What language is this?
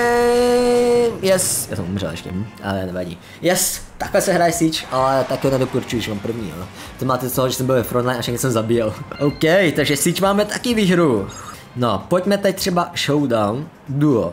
Czech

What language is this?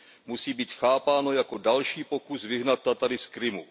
Czech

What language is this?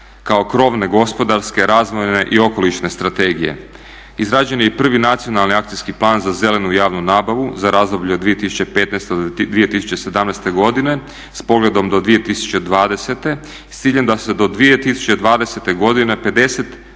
Croatian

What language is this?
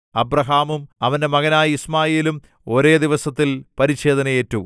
Malayalam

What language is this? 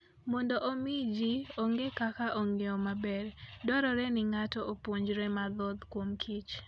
Luo (Kenya and Tanzania)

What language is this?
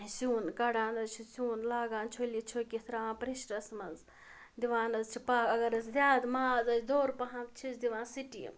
Kashmiri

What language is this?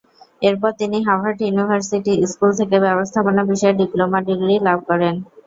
Bangla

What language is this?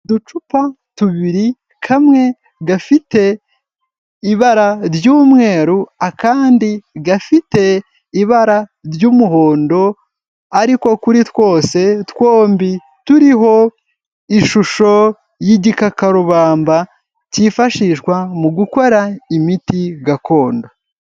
Kinyarwanda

